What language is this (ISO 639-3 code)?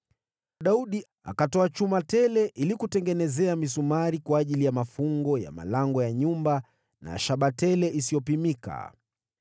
swa